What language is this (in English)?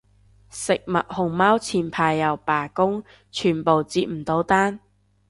Cantonese